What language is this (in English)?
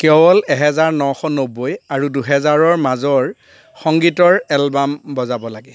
Assamese